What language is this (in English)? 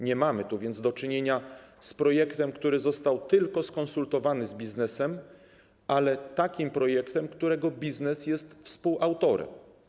Polish